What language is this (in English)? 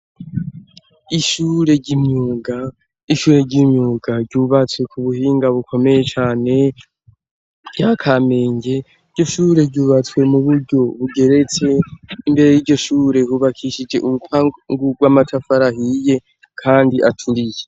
Rundi